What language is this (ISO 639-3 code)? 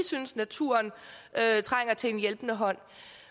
dan